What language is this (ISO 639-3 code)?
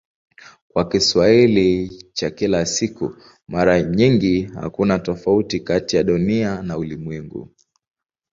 swa